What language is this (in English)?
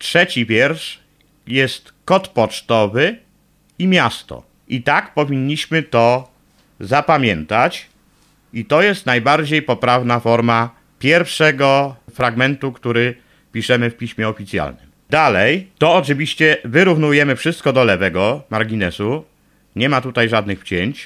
Polish